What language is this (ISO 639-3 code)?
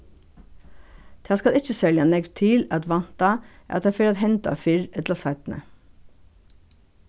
fao